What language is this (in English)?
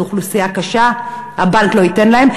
Hebrew